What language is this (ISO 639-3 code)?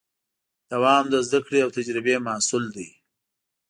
pus